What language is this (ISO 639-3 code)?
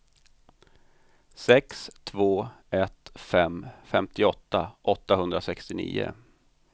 swe